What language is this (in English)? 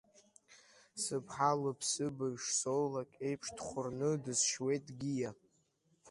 Abkhazian